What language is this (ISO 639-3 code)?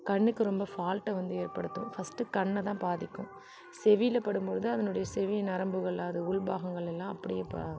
tam